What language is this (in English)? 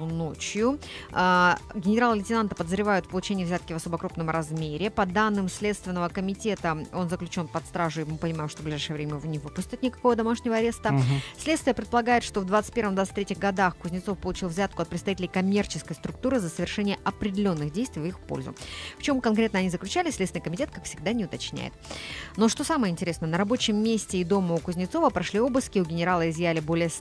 Russian